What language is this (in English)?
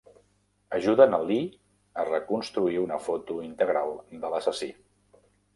Catalan